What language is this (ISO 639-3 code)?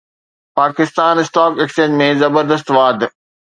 snd